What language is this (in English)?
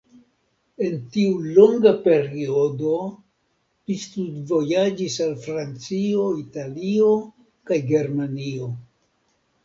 Esperanto